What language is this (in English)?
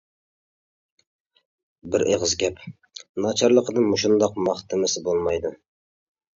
Uyghur